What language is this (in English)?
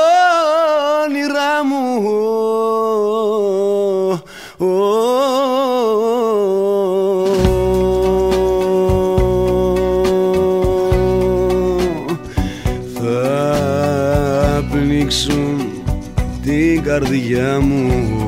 Greek